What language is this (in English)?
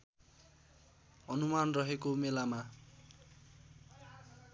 Nepali